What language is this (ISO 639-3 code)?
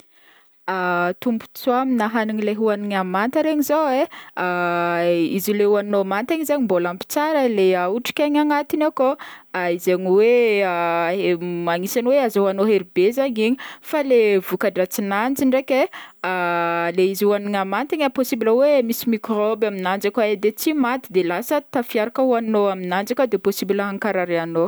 bmm